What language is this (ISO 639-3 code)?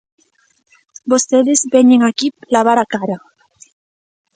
glg